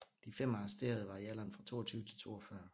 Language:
Danish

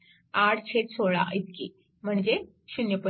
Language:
Marathi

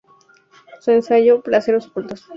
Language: Spanish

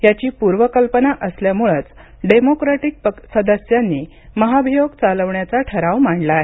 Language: Marathi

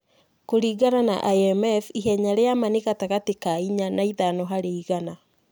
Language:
Kikuyu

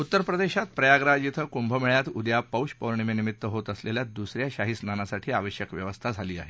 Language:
Marathi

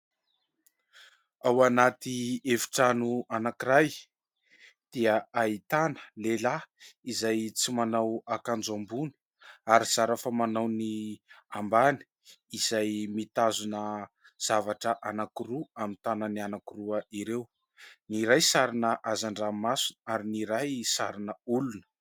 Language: Malagasy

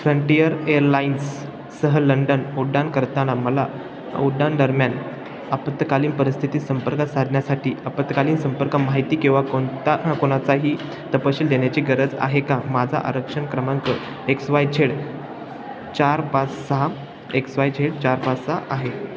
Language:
Marathi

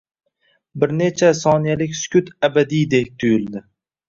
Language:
Uzbek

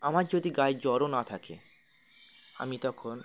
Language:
Bangla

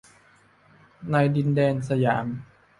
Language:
Thai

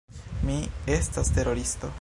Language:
Esperanto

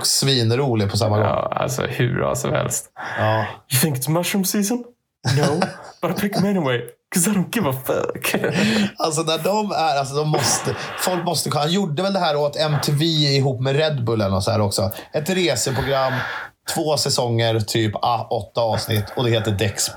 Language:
Swedish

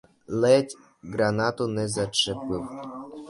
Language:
Ukrainian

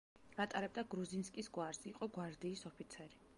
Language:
Georgian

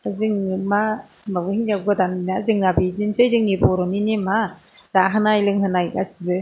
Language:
Bodo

